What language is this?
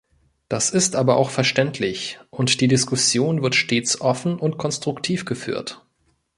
German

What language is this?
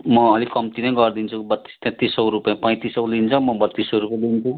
Nepali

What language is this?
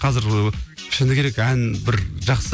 Kazakh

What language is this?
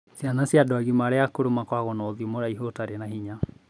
Kikuyu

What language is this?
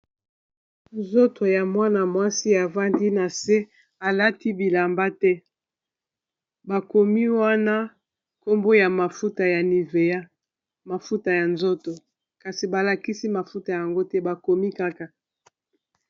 Lingala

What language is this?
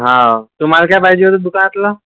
Marathi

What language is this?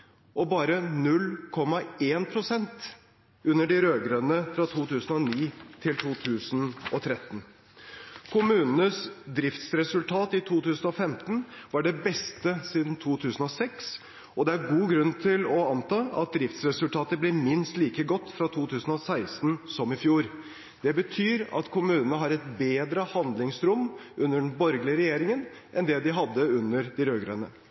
Norwegian Bokmål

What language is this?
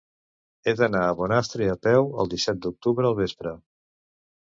Catalan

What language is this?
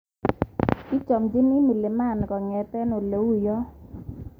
Kalenjin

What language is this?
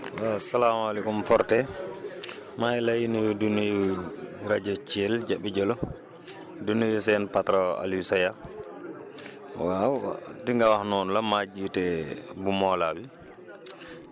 Wolof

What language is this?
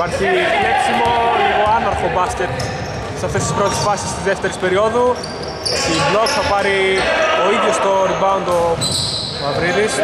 Greek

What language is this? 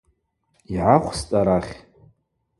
Abaza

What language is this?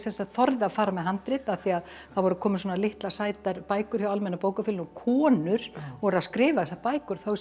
Icelandic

